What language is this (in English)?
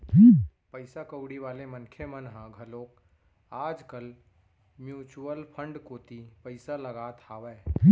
Chhattisgarhi